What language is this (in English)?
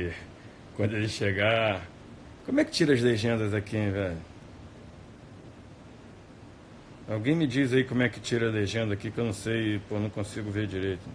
Portuguese